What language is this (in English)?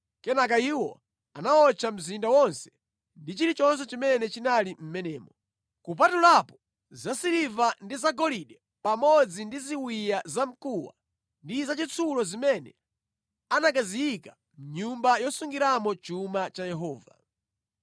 Nyanja